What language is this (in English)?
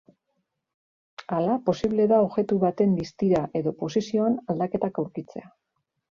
Basque